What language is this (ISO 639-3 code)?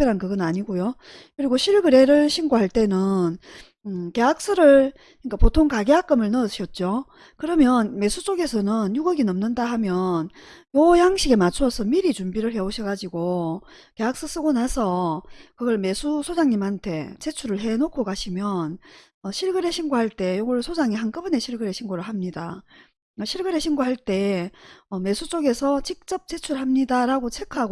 kor